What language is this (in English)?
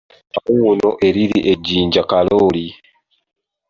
Ganda